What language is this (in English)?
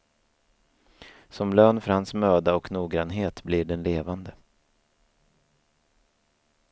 Swedish